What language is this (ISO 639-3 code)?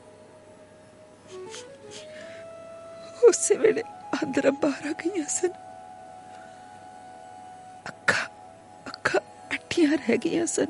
hin